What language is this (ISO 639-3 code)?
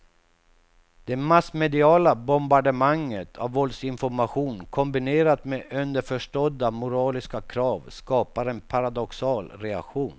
swe